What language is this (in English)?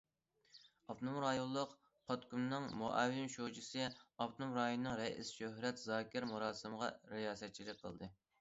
Uyghur